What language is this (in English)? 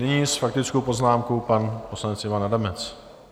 Czech